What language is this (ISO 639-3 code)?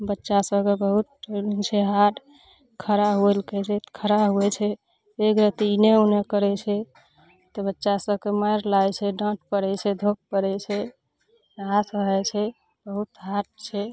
mai